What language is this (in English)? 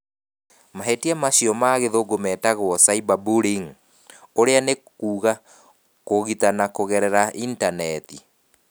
Kikuyu